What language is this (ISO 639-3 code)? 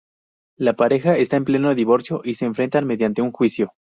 spa